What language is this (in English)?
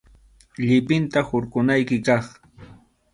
Arequipa-La Unión Quechua